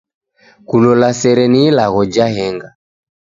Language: Taita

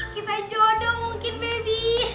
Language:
Indonesian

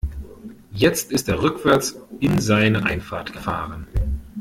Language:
German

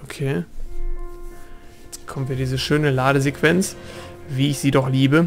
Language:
German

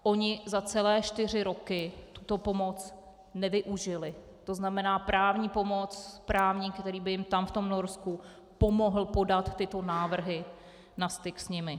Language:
Czech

